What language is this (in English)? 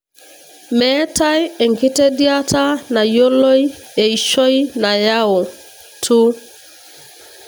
Masai